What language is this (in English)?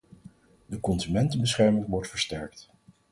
Dutch